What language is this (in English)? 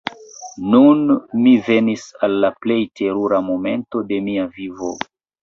Esperanto